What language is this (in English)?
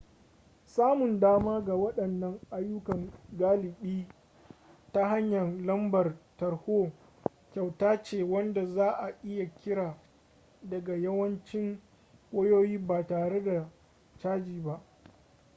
Hausa